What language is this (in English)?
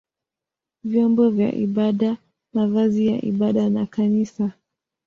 Swahili